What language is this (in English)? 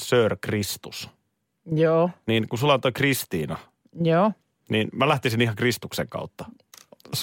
Finnish